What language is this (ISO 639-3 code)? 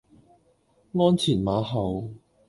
yue